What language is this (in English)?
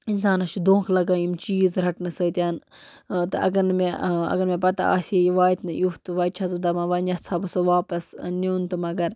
Kashmiri